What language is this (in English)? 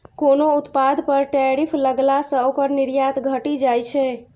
Maithili